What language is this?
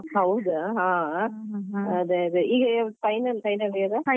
Kannada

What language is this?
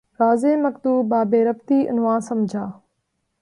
Urdu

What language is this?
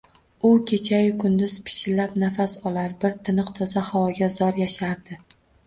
Uzbek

